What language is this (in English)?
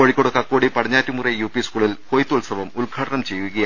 Malayalam